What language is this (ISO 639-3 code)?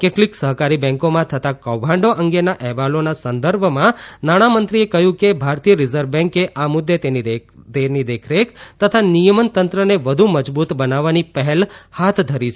guj